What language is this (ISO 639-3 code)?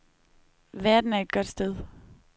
dan